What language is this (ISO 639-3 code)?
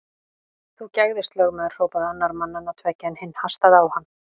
isl